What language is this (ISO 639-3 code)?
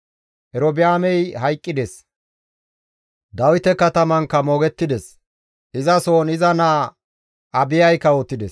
gmv